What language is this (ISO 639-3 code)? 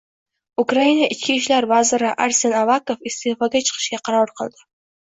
uzb